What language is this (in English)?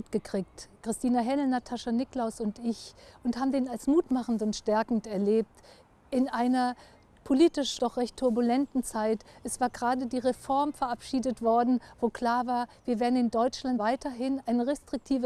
German